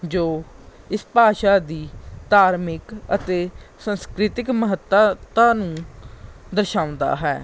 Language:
Punjabi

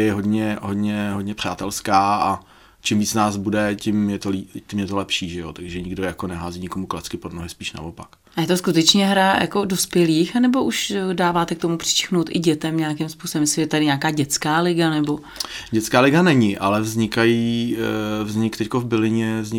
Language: Czech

